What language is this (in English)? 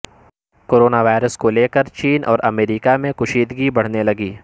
Urdu